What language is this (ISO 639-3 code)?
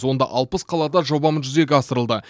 kaz